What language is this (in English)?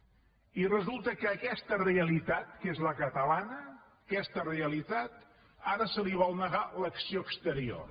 Catalan